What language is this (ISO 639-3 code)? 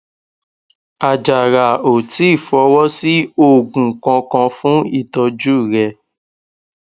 yor